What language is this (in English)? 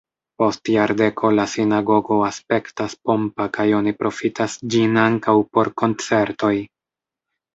Esperanto